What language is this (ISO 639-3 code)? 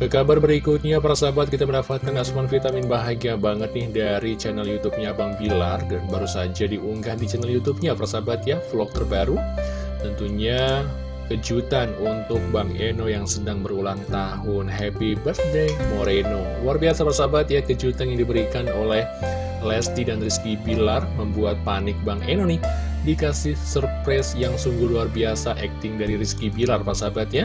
ind